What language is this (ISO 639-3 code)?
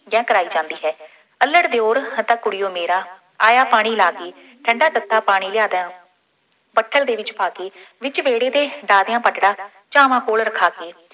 pan